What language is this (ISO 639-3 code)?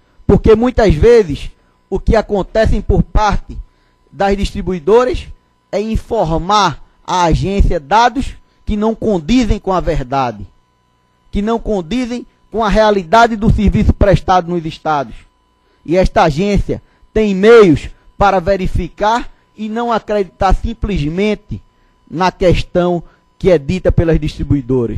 por